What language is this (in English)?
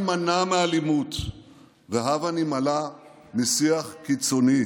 Hebrew